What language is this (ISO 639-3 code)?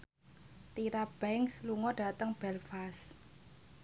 jav